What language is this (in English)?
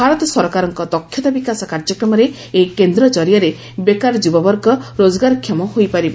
Odia